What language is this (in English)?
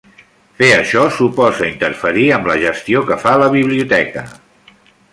Catalan